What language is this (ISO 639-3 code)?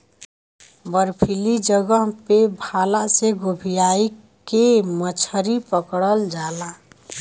bho